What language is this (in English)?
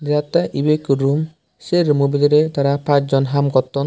Chakma